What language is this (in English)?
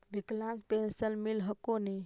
Magahi